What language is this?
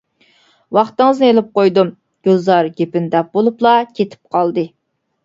Uyghur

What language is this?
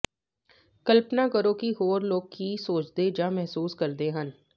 Punjabi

